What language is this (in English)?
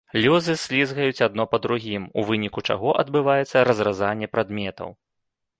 Belarusian